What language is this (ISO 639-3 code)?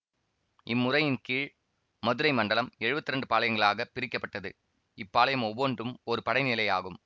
tam